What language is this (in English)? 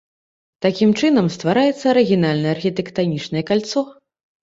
Belarusian